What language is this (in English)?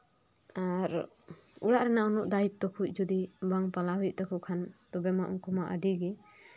Santali